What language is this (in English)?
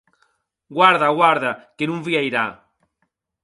Occitan